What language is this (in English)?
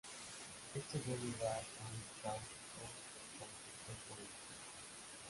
Spanish